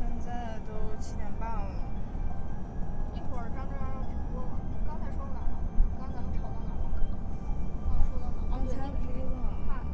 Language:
Chinese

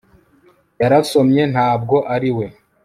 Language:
Kinyarwanda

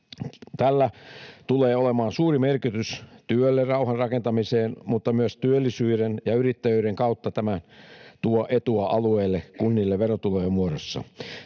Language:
Finnish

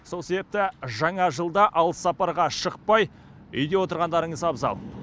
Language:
Kazakh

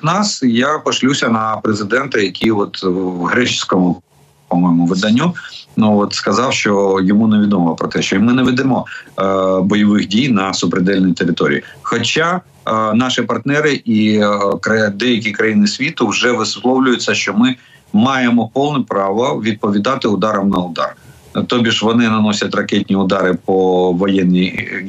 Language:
Ukrainian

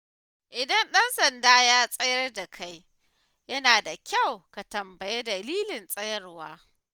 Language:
Hausa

